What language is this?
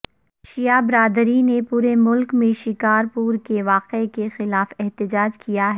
Urdu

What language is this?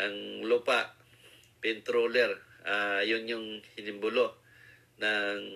Filipino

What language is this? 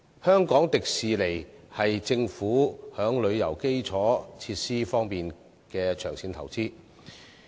Cantonese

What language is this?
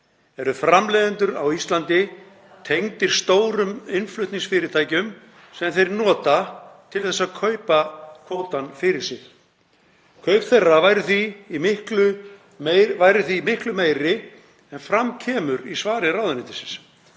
Icelandic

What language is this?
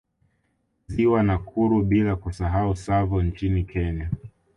Swahili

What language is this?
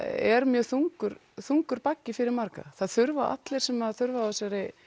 Icelandic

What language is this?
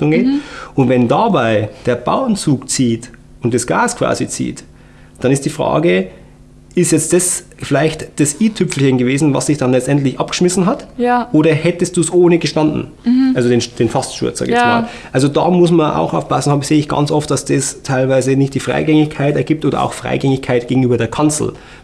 German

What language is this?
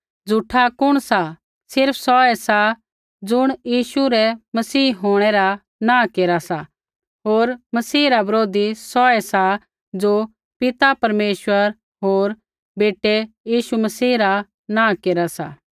Kullu Pahari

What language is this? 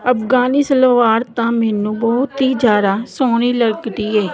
Punjabi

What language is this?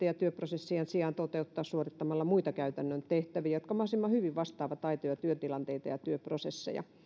Finnish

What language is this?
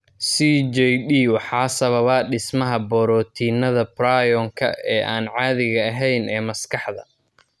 Somali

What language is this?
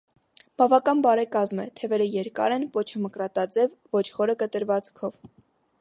Armenian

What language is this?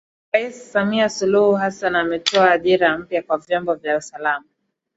Swahili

